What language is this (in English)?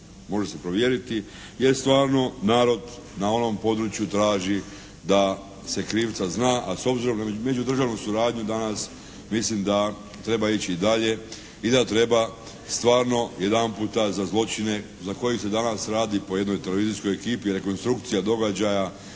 Croatian